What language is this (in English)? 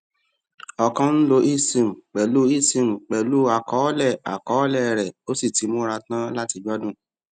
Yoruba